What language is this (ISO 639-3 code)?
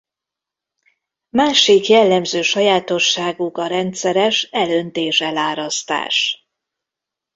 hun